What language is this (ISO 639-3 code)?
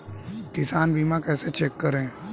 hin